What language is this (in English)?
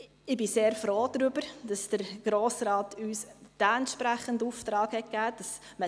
Swiss German